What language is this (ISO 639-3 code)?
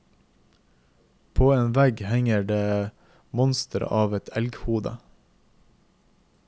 nor